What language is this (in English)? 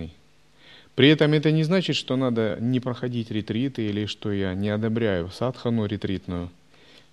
Russian